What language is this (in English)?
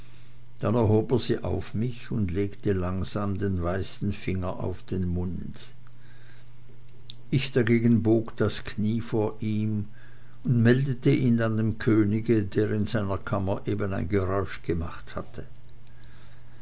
German